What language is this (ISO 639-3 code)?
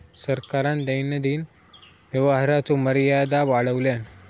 mar